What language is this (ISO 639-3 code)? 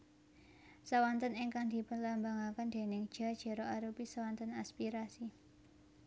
jav